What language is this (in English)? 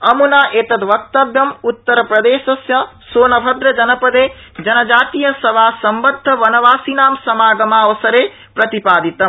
Sanskrit